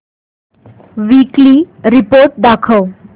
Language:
Marathi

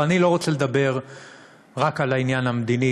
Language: Hebrew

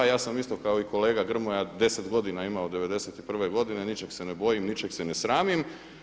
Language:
Croatian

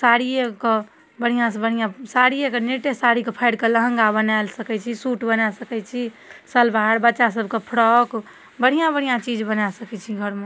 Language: Maithili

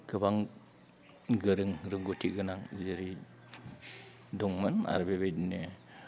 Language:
Bodo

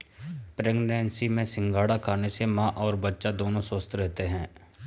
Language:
Hindi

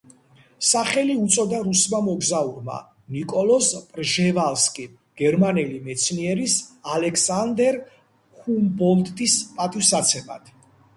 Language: Georgian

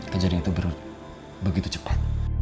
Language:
Indonesian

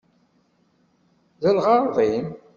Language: Kabyle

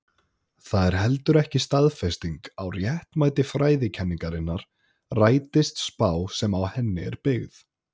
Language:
Icelandic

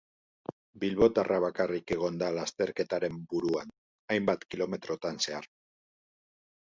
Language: Basque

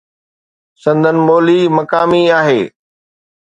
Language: Sindhi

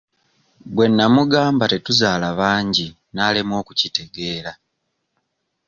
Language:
Ganda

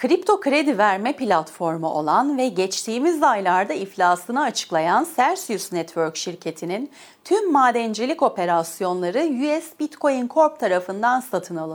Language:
Turkish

